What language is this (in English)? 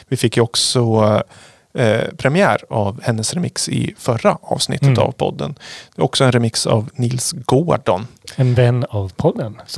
Swedish